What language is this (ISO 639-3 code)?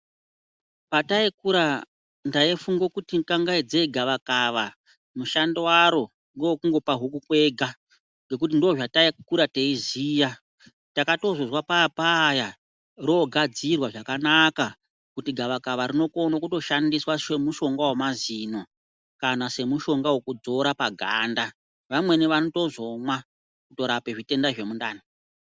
ndc